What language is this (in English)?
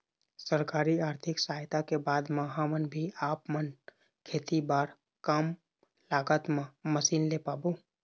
Chhattisgarhi